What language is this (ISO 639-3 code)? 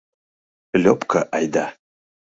chm